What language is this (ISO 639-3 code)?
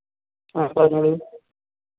mal